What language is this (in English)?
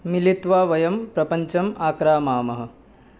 Sanskrit